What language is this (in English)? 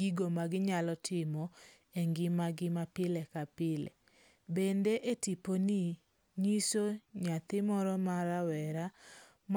Luo (Kenya and Tanzania)